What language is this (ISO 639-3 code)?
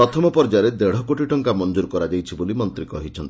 ori